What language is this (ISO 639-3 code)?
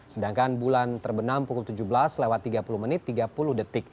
ind